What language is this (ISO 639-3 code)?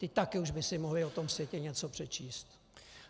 ces